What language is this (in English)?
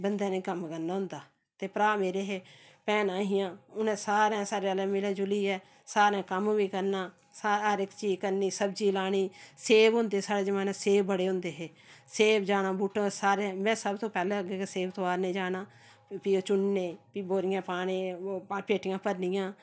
Dogri